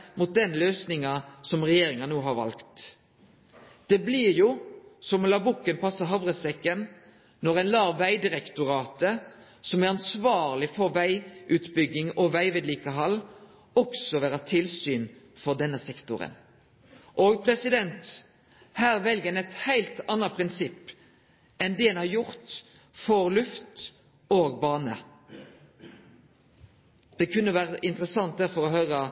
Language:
Norwegian Nynorsk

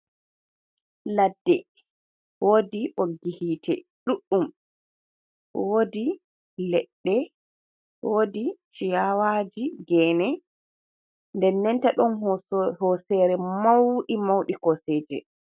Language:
Fula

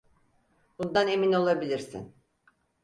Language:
Turkish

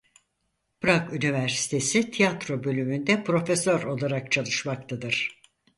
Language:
Turkish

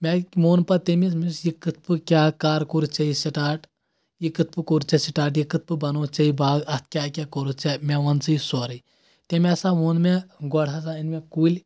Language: Kashmiri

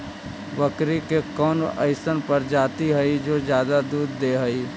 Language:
Magahi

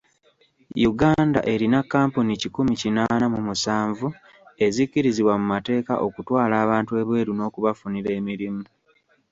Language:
Ganda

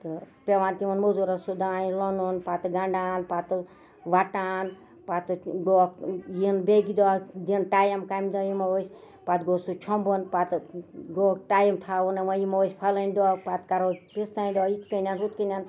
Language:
Kashmiri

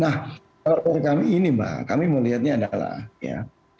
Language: Indonesian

